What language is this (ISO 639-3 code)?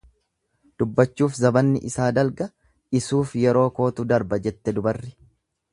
orm